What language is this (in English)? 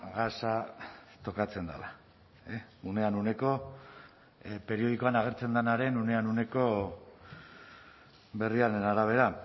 Basque